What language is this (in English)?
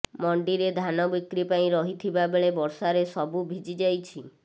Odia